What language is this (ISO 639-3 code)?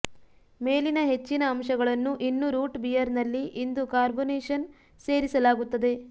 kan